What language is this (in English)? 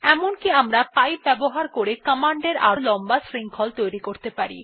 Bangla